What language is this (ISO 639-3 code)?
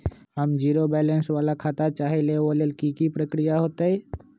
mag